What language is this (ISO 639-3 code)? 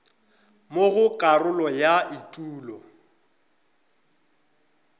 nso